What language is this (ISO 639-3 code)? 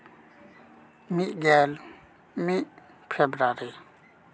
sat